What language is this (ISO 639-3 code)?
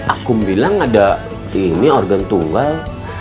ind